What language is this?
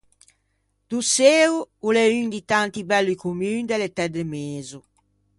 Ligurian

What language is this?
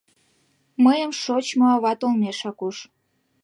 Mari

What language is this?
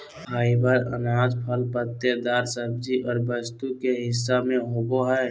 Magahi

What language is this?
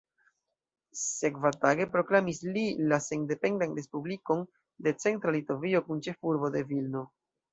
Esperanto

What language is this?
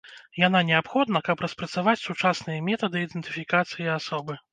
Belarusian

